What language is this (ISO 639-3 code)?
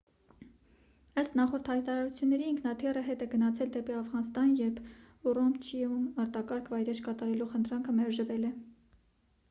hye